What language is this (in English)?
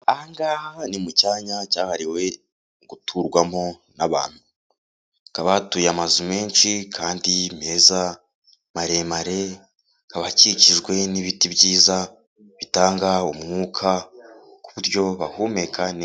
Kinyarwanda